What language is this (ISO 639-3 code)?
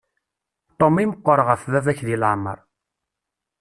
kab